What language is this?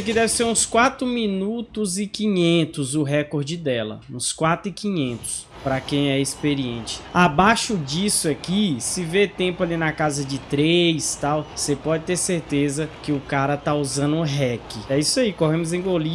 Portuguese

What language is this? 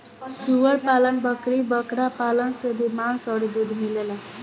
Bhojpuri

